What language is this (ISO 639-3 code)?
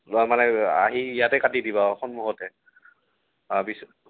asm